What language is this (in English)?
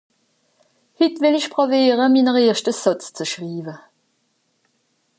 Swiss German